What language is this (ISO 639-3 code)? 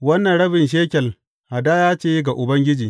hau